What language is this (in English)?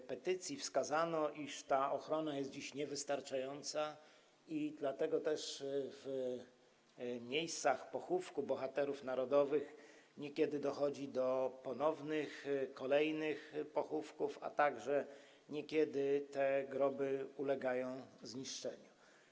Polish